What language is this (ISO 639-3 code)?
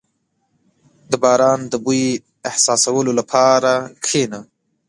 pus